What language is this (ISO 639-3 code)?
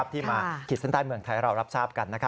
tha